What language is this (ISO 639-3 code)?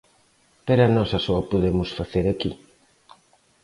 glg